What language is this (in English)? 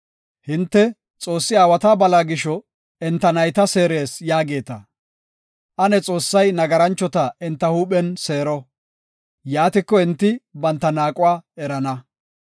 Gofa